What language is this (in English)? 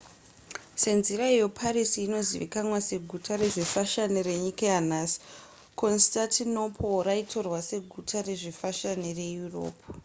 Shona